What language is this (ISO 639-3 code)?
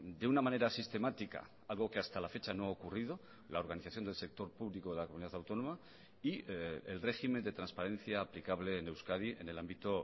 spa